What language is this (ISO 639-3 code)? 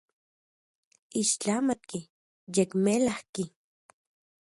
ncx